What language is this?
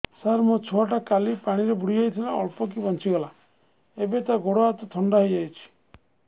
Odia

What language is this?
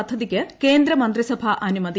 Malayalam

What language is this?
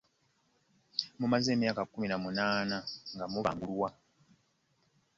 Ganda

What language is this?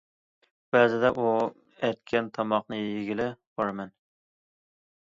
Uyghur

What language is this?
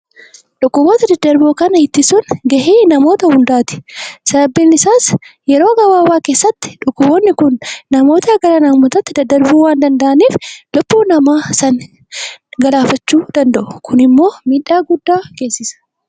Oromo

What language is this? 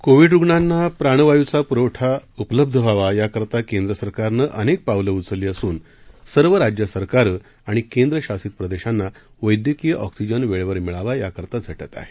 Marathi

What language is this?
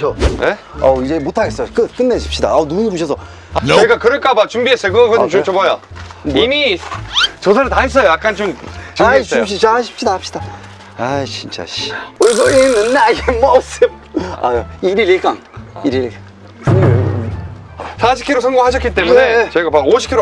Korean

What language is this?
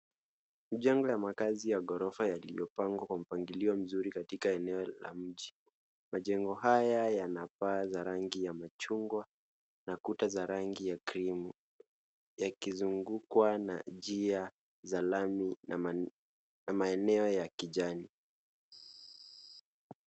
Swahili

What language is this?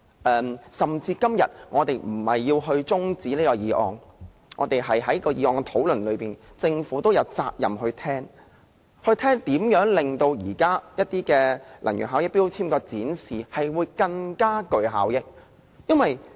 Cantonese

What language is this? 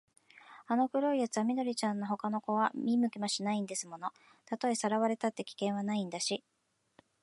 Japanese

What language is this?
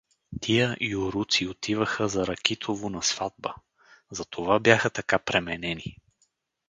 Bulgarian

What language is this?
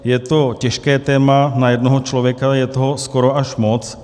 Czech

